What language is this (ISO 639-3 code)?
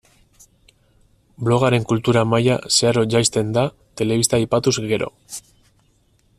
eus